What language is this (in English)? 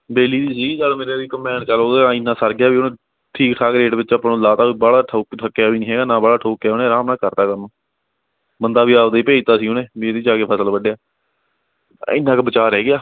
Punjabi